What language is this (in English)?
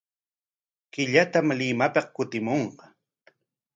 Corongo Ancash Quechua